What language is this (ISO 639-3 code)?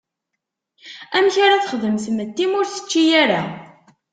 kab